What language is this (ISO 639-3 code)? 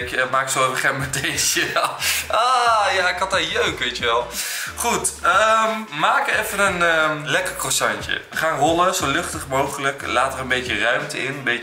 nld